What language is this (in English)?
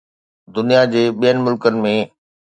Sindhi